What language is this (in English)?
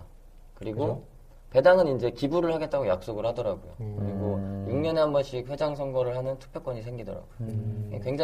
Korean